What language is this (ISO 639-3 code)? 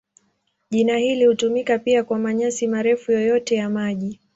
swa